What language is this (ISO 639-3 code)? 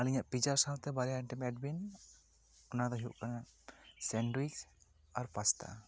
sat